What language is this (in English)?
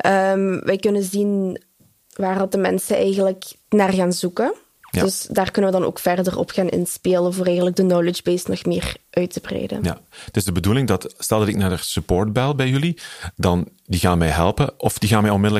Dutch